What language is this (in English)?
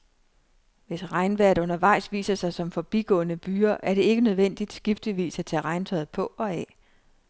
Danish